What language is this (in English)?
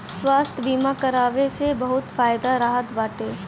Bhojpuri